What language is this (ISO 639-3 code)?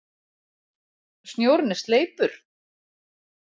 isl